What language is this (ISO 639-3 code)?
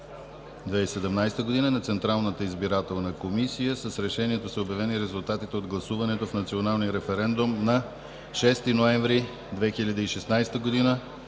bul